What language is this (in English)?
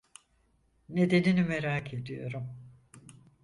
Turkish